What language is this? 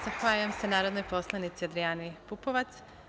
Serbian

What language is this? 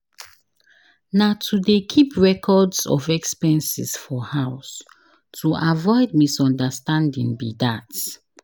Nigerian Pidgin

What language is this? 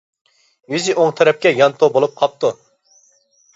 Uyghur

